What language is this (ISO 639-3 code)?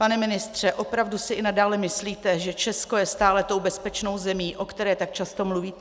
ces